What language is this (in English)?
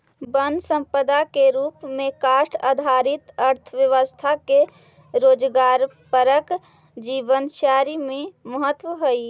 Magahi